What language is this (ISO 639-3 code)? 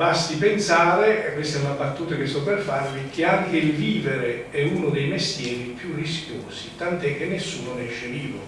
ita